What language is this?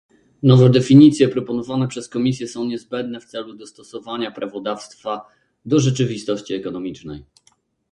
Polish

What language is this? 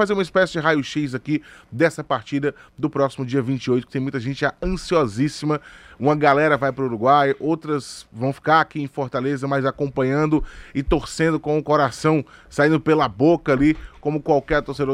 Portuguese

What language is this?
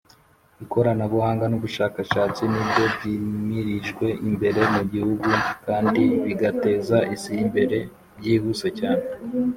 Kinyarwanda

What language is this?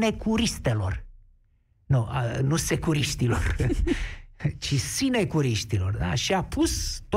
Romanian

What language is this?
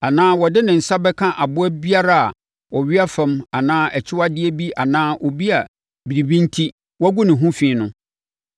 Akan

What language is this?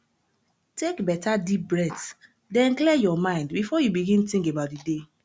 Nigerian Pidgin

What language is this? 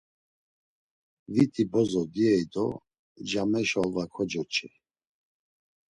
Laz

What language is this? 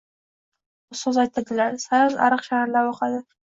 Uzbek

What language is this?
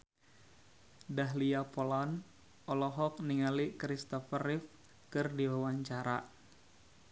Sundanese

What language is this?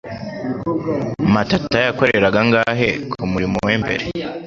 Kinyarwanda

